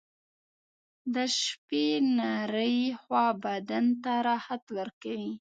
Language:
Pashto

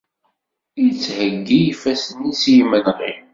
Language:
Kabyle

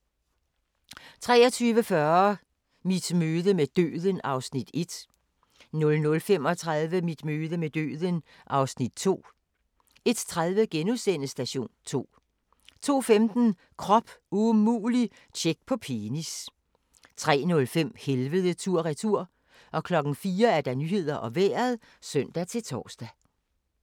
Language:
Danish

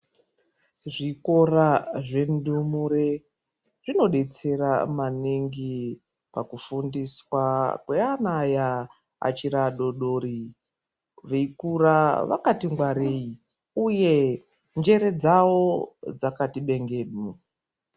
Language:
Ndau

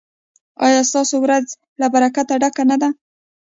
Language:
Pashto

